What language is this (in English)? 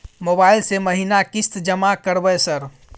Maithili